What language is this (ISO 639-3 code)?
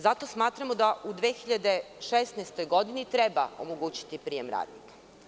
srp